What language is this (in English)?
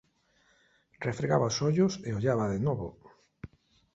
Galician